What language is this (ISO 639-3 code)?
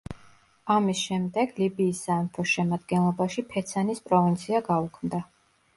kat